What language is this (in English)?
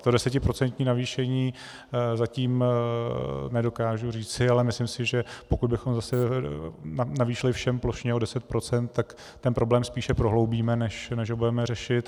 Czech